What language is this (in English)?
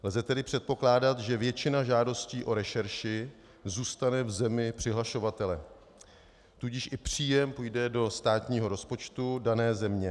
Czech